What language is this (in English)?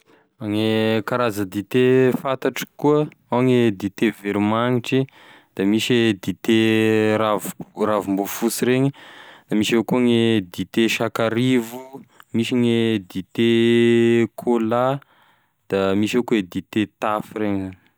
Tesaka Malagasy